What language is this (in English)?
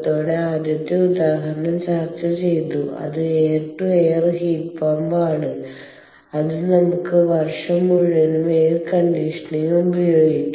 Malayalam